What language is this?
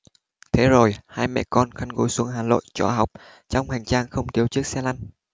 Vietnamese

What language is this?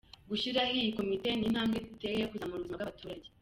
Kinyarwanda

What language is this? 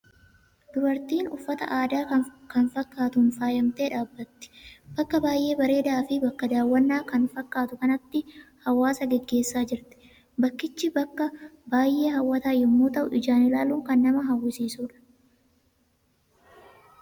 Oromo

